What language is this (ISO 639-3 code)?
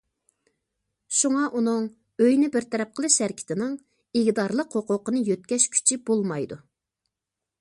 uig